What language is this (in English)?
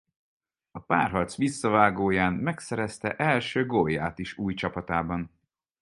Hungarian